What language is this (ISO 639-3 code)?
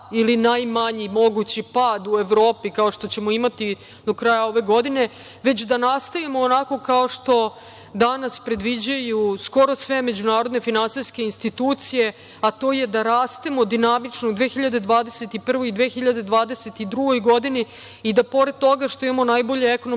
srp